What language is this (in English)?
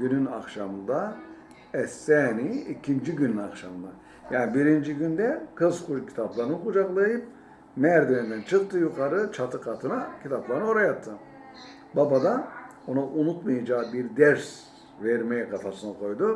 Turkish